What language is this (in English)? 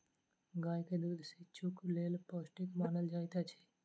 Maithili